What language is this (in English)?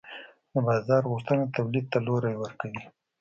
Pashto